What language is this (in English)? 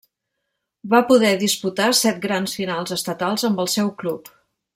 Catalan